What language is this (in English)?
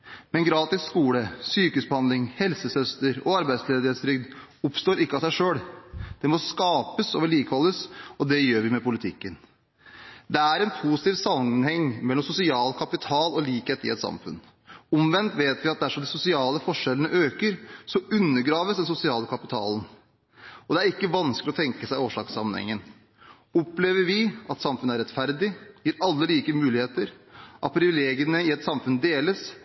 Norwegian Bokmål